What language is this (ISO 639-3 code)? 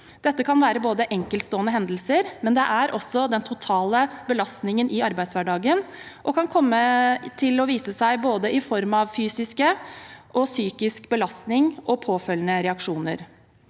nor